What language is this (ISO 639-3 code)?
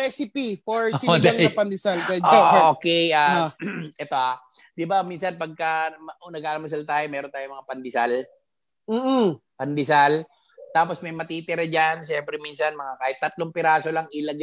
fil